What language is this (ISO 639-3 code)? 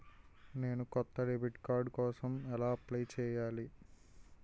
tel